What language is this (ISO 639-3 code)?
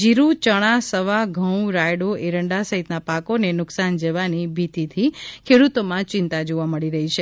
guj